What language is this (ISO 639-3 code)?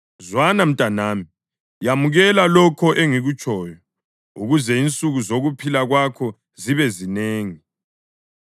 nde